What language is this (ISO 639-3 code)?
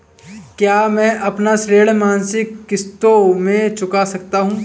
hin